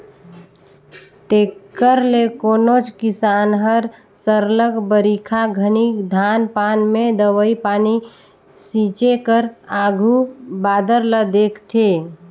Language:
Chhattisgarhi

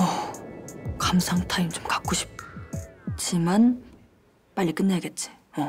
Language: Korean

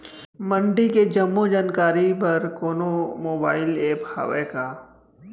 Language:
Chhattisgarhi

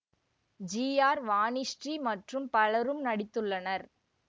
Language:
Tamil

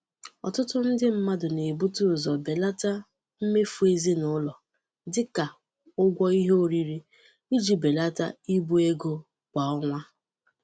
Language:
Igbo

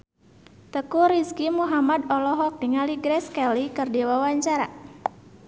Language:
Sundanese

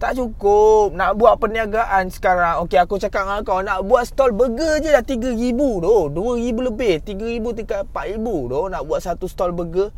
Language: Malay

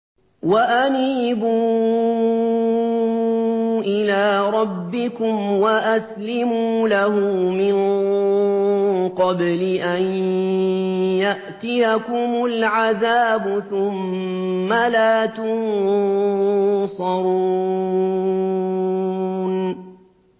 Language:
Arabic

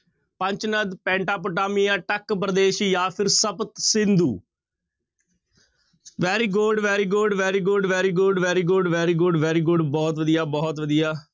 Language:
Punjabi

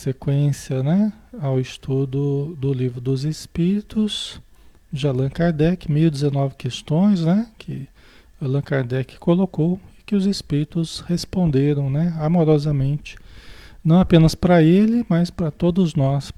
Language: Portuguese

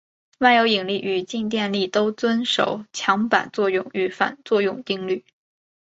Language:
Chinese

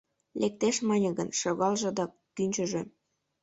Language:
Mari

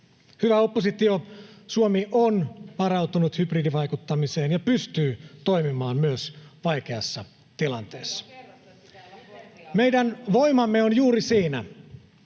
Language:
Finnish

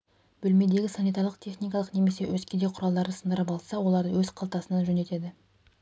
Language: Kazakh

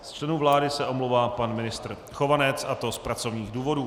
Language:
Czech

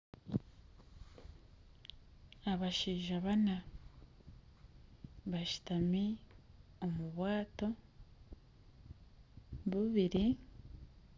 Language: Nyankole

